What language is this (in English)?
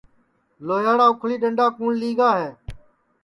Sansi